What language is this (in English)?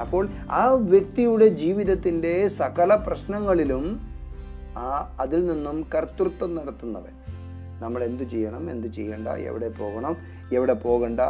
Malayalam